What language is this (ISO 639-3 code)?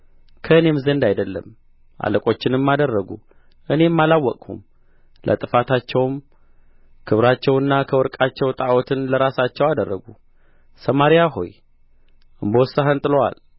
amh